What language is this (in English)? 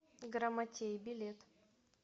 Russian